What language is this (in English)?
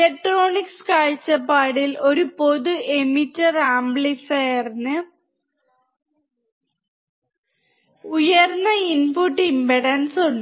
Malayalam